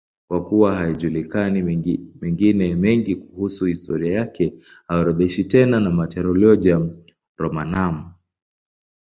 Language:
Swahili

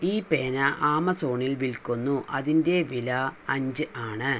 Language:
Malayalam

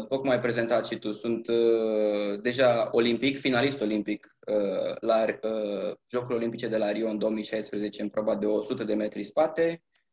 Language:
Romanian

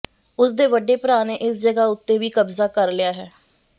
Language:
Punjabi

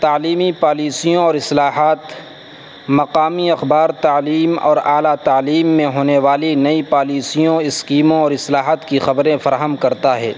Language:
Urdu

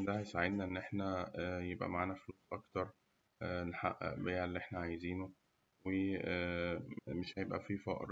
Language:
Egyptian Arabic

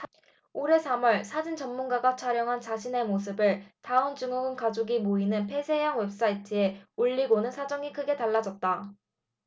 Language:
Korean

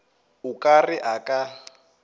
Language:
Northern Sotho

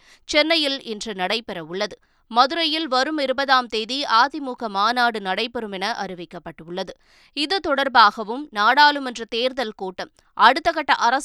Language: Tamil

